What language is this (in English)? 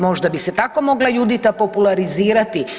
Croatian